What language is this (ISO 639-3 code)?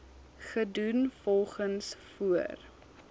afr